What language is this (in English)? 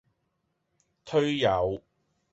Cantonese